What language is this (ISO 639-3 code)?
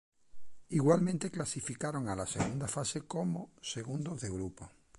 spa